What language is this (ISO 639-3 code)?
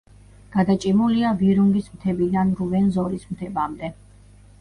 kat